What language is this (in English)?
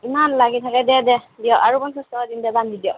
Assamese